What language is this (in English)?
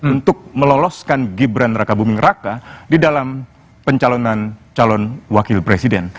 Indonesian